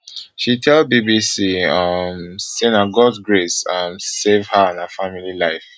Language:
Nigerian Pidgin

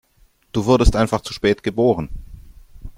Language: German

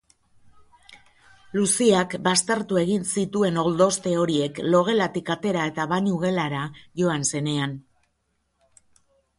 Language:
Basque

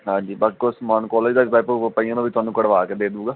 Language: Punjabi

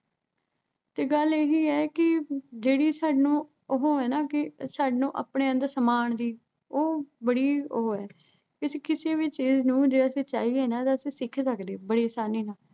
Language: Punjabi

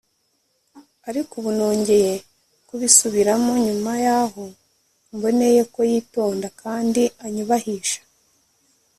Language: Kinyarwanda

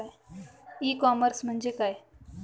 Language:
Marathi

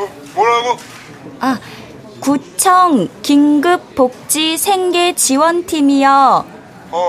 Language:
Korean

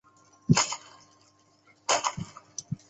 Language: Chinese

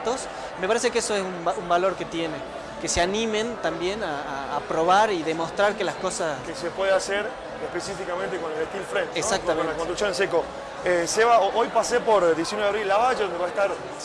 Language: Spanish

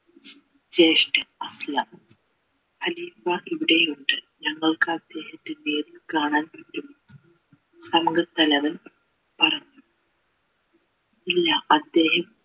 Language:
Malayalam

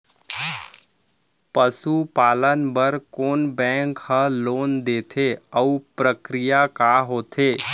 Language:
Chhattisgarhi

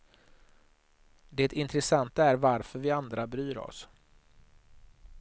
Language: Swedish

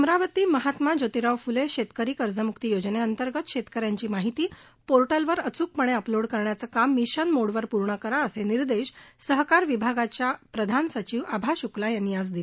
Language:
Marathi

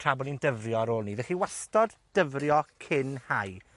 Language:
Welsh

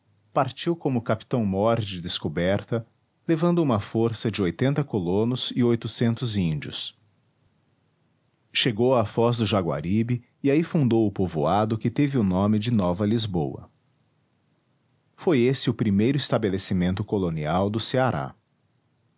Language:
Portuguese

